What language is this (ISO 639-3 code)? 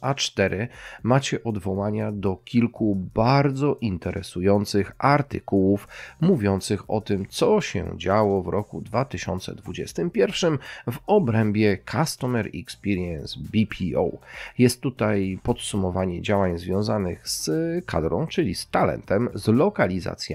pol